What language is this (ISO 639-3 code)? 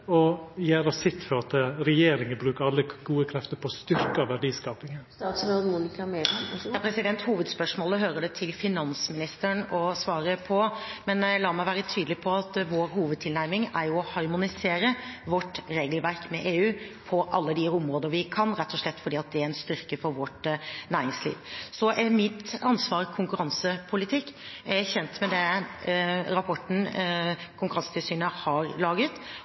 nor